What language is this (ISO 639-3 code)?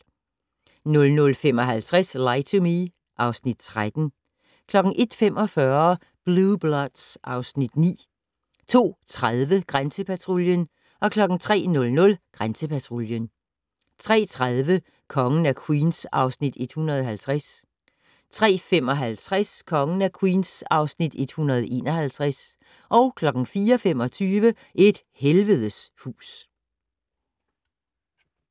dan